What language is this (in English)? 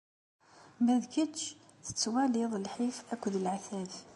Kabyle